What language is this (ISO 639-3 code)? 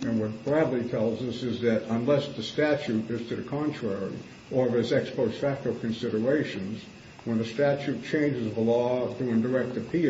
eng